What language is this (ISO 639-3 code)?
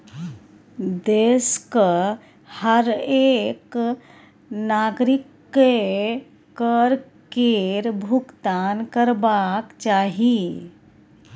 mai